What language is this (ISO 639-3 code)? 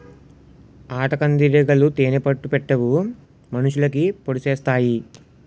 tel